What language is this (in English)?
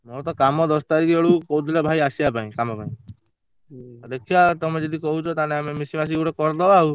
Odia